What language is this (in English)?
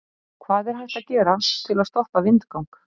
Icelandic